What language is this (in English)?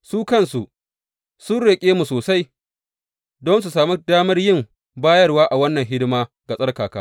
Hausa